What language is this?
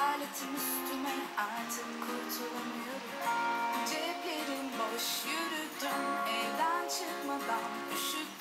Turkish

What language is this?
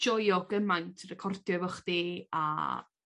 Welsh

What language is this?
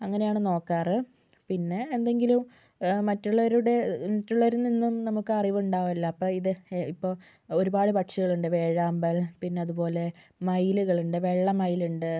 Malayalam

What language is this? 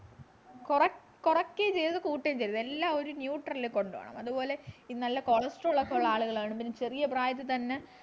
Malayalam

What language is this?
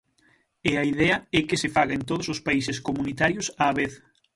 Galician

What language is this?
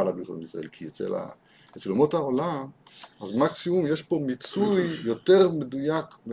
Hebrew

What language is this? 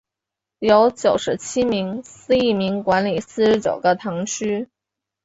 Chinese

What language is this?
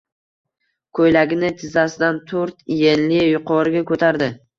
Uzbek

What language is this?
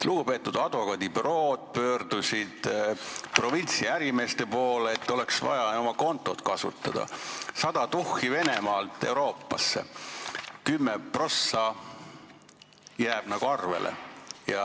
Estonian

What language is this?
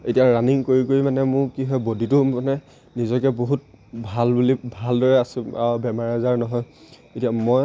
Assamese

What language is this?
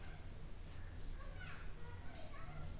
Telugu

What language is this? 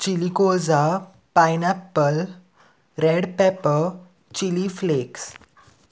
Konkani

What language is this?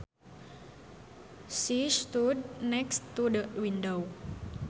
Sundanese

